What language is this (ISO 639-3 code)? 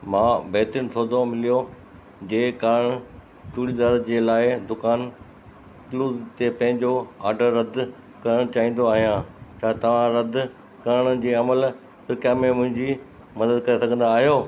snd